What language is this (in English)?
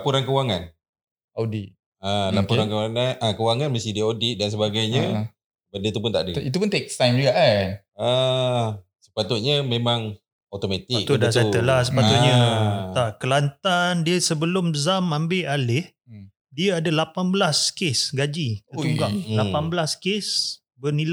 Malay